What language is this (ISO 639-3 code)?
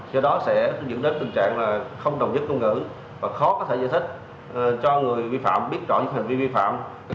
vie